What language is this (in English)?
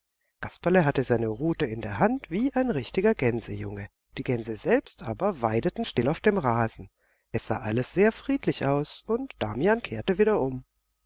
German